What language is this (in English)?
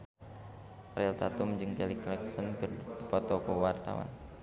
Sundanese